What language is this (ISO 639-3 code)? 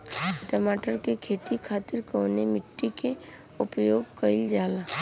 bho